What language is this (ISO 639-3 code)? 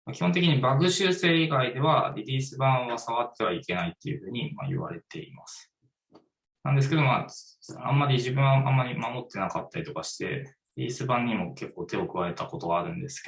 jpn